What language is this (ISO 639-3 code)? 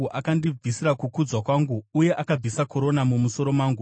sna